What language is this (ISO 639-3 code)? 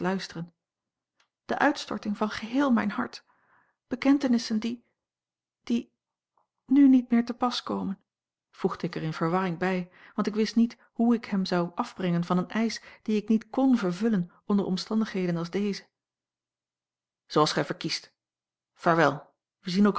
nld